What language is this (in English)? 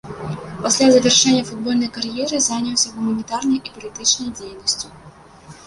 Belarusian